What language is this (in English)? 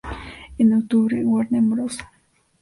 Spanish